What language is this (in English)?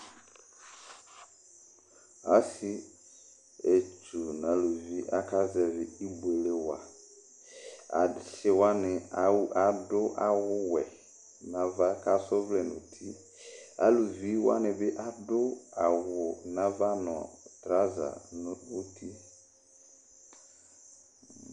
Ikposo